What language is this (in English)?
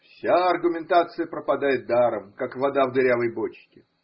Russian